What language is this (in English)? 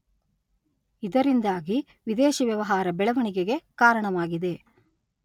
Kannada